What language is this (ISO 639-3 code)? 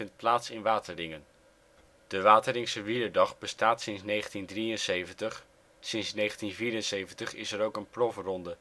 nld